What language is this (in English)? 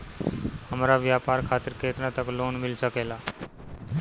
Bhojpuri